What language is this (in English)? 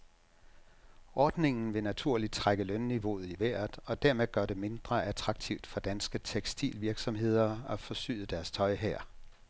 Danish